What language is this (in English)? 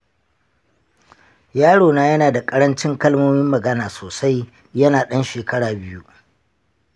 Hausa